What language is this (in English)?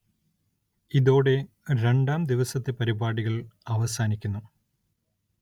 Malayalam